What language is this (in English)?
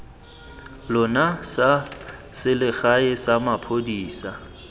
Tswana